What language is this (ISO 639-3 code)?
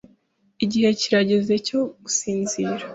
kin